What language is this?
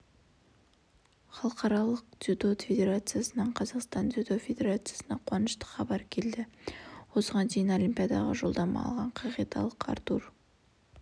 Kazakh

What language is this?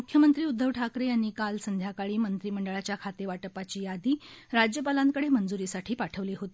Marathi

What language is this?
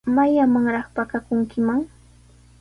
Sihuas Ancash Quechua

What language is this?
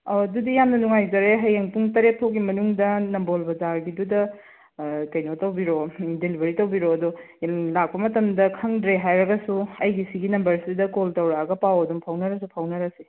Manipuri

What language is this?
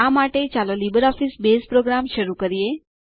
Gujarati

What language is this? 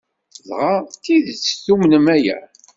Kabyle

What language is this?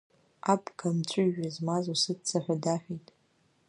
Abkhazian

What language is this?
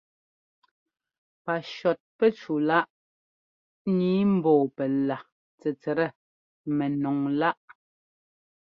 Ngomba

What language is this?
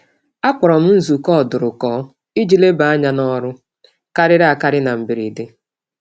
Igbo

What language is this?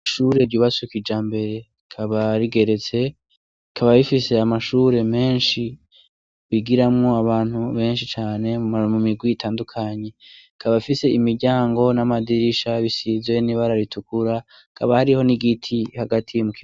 Rundi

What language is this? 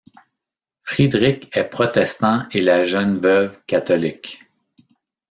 French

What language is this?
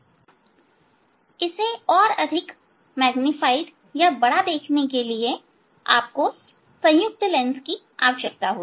Hindi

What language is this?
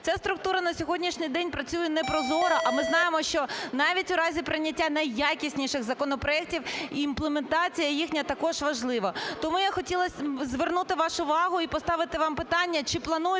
Ukrainian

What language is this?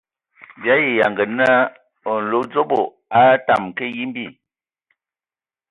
Ewondo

